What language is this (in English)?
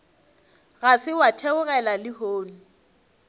Northern Sotho